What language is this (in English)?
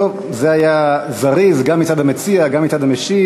Hebrew